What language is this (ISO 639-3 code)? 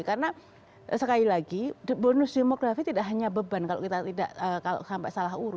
ind